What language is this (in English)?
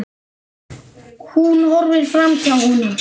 Icelandic